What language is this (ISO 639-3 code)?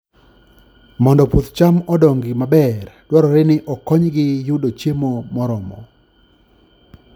luo